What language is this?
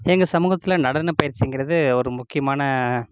Tamil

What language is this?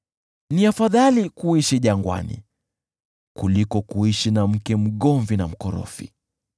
Swahili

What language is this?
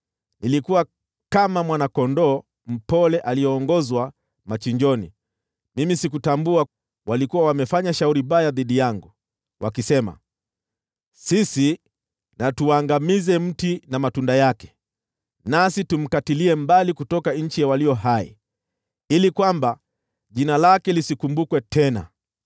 Swahili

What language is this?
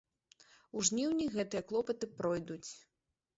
Belarusian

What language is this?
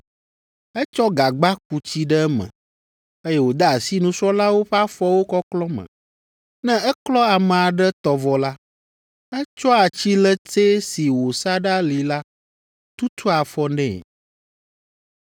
Ewe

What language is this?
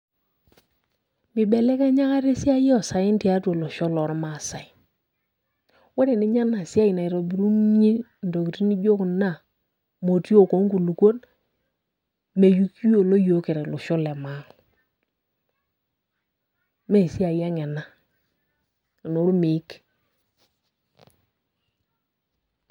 Masai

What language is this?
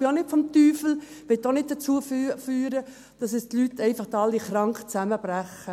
Swiss German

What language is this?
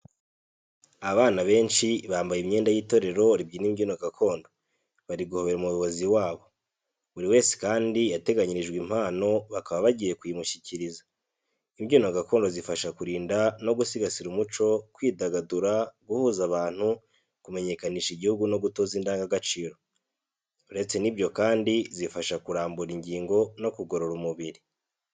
Kinyarwanda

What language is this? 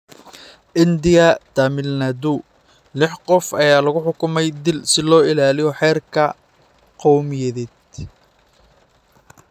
Somali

